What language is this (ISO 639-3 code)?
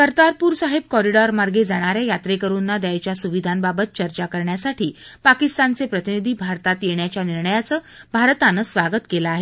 mar